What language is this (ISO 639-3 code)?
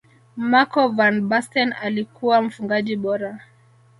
swa